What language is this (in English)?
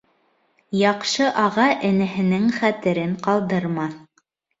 Bashkir